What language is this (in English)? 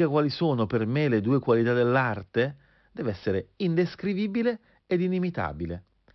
Italian